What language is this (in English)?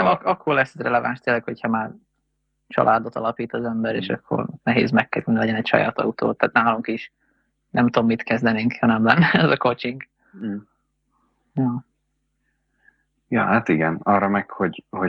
Hungarian